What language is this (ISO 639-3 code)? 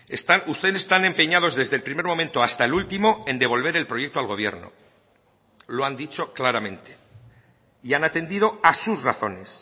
spa